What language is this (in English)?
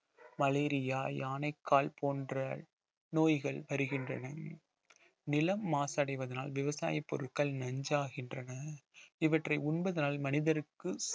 Tamil